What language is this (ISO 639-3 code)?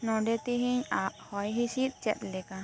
sat